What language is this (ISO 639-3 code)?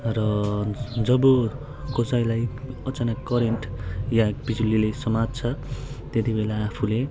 nep